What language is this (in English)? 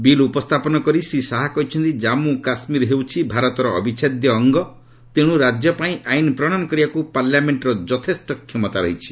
Odia